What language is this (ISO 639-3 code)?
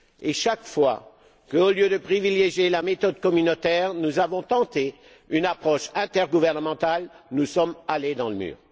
fra